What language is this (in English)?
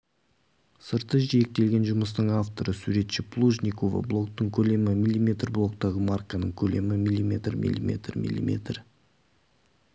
Kazakh